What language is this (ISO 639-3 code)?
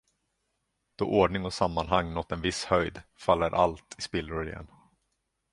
swe